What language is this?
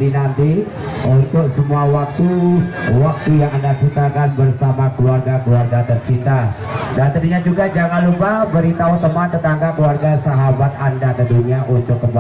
Indonesian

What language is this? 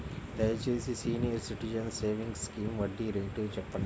Telugu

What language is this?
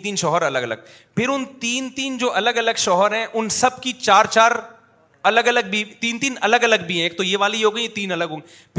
Urdu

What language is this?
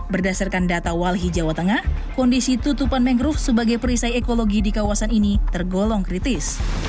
Indonesian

